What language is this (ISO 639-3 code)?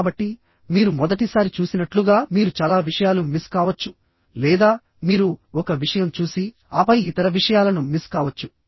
tel